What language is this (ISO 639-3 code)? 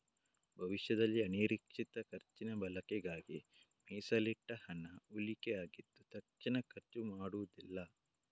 kan